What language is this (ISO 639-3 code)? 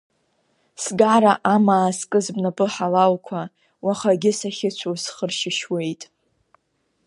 abk